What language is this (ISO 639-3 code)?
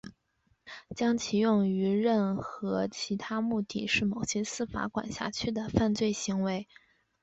zho